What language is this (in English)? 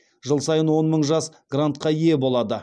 Kazakh